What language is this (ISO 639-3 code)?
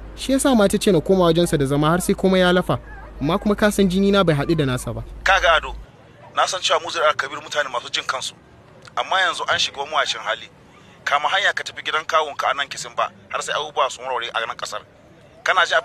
fil